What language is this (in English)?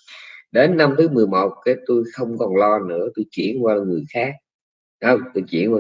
Vietnamese